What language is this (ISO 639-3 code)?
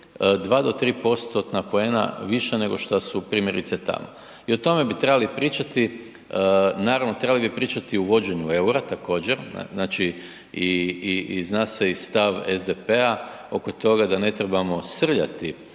hrv